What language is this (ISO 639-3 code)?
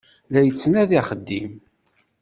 kab